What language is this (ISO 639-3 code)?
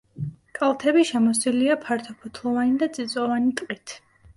kat